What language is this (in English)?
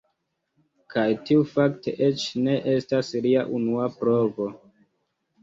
Esperanto